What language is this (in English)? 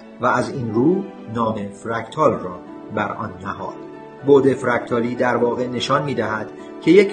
Persian